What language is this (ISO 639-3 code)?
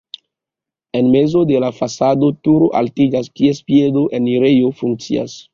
epo